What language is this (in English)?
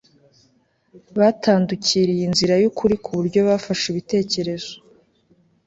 Kinyarwanda